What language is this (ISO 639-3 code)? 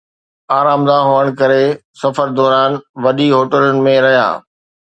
snd